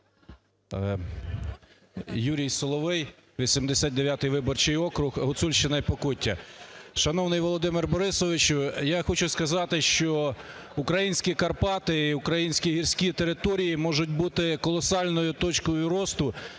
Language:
Ukrainian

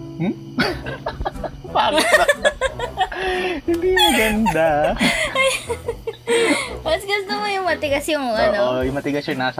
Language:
Filipino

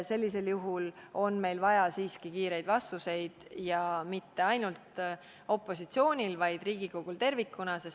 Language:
Estonian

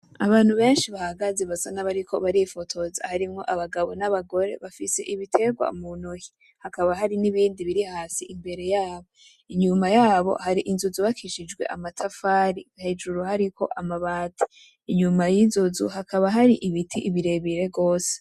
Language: Rundi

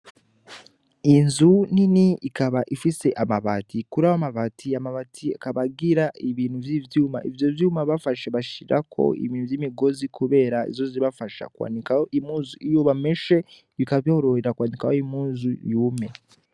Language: Rundi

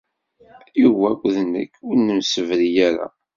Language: Kabyle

